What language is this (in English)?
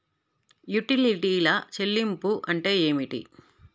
Telugu